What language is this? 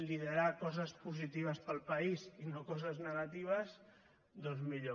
Catalan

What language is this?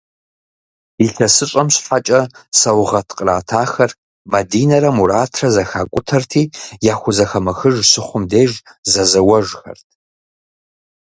Kabardian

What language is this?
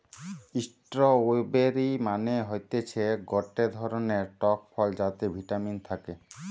Bangla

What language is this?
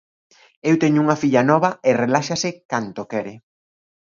Galician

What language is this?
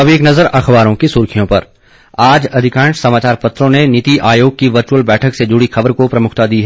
Hindi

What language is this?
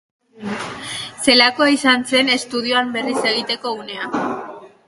Basque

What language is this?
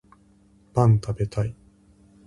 Japanese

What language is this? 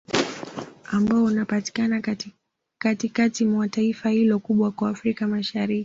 Swahili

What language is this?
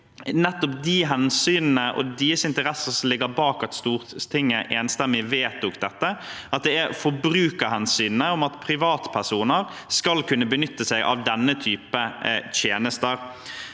Norwegian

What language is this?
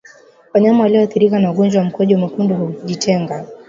Swahili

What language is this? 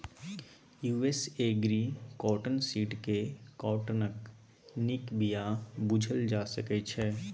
Maithili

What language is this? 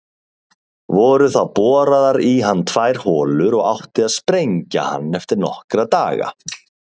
Icelandic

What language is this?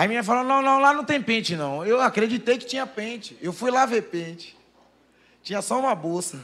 Portuguese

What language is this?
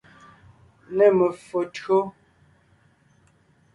Ngiemboon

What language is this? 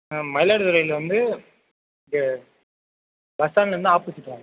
Tamil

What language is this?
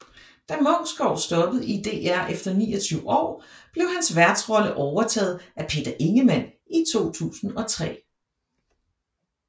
Danish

